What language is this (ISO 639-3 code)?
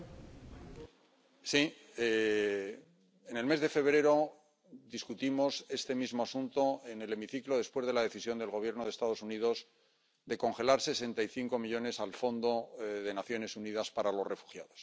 spa